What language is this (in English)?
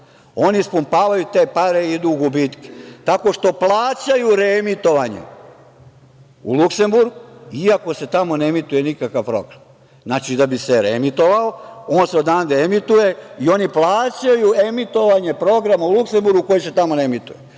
Serbian